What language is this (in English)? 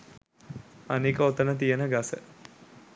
Sinhala